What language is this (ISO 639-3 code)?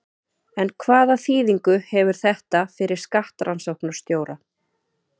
isl